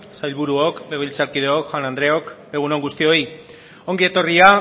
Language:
Basque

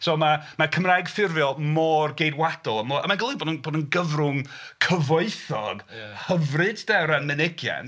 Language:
Welsh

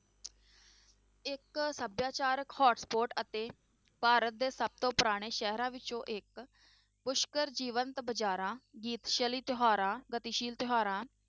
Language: Punjabi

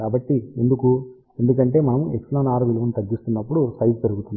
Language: Telugu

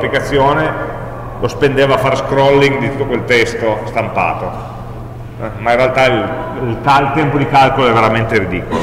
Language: Italian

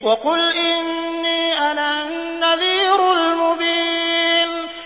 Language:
Arabic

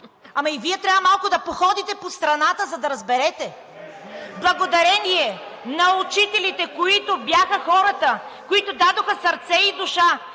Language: Bulgarian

